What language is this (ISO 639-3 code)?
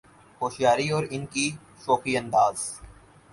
urd